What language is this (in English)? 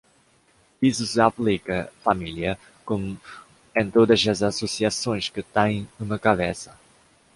Portuguese